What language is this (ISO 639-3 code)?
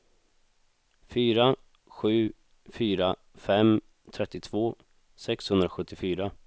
swe